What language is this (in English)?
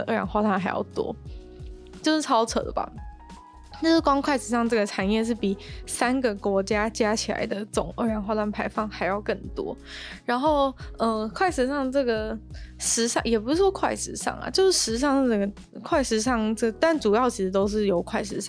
Chinese